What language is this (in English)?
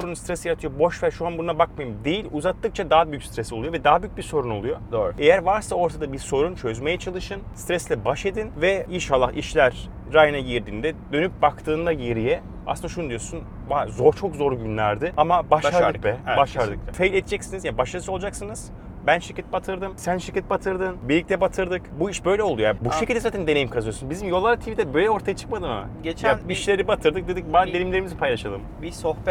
Turkish